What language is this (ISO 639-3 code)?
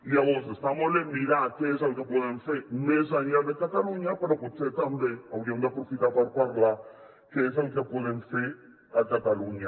cat